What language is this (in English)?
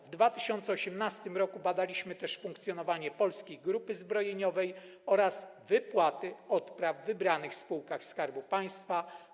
Polish